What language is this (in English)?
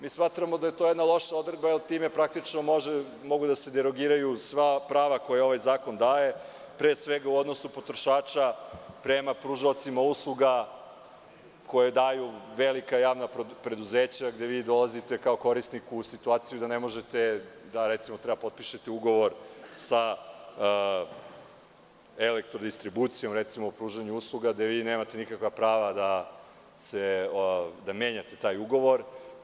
Serbian